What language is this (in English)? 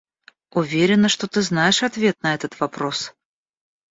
Russian